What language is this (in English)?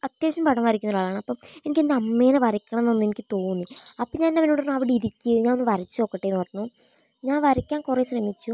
Malayalam